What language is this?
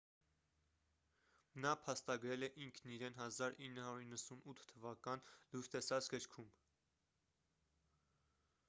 Armenian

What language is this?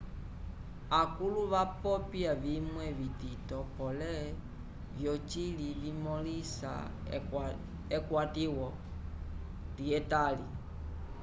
Umbundu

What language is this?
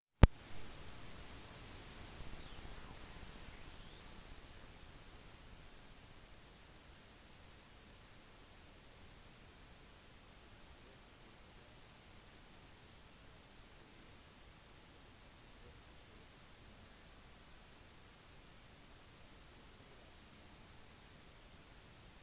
Norwegian Bokmål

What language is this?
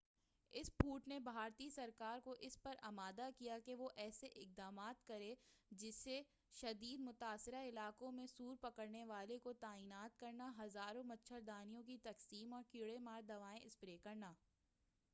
Urdu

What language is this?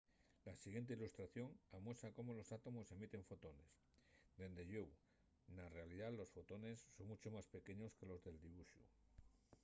Asturian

